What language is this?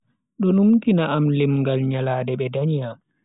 Bagirmi Fulfulde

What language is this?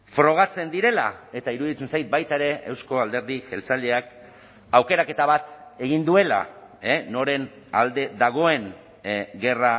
Basque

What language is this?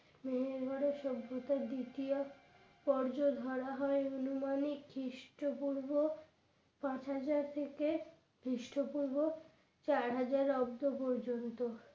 Bangla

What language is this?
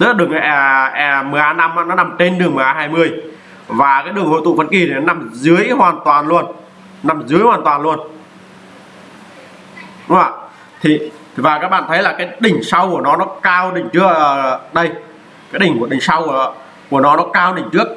Vietnamese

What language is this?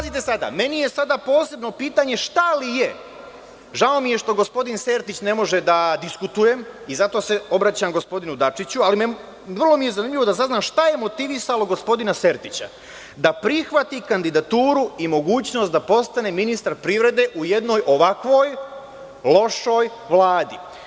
Serbian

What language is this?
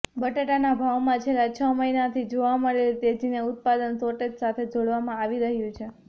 Gujarati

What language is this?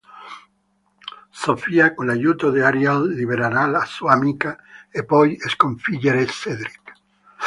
Italian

